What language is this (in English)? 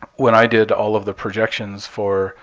English